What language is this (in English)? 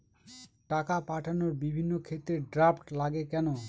Bangla